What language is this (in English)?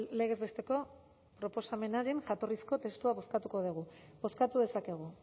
Basque